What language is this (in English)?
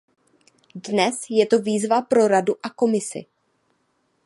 Czech